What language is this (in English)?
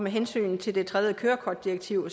Danish